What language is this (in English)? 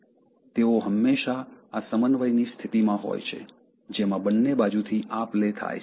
Gujarati